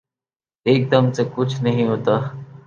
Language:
Urdu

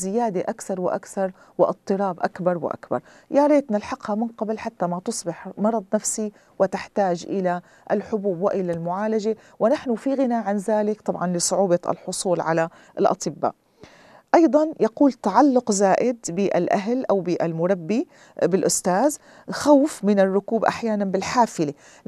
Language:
Arabic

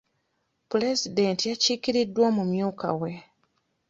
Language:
Ganda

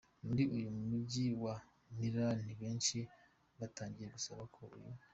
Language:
Kinyarwanda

